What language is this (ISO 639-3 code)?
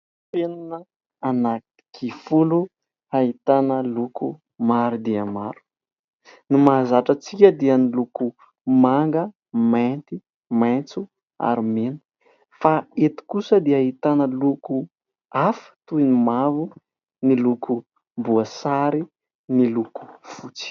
mlg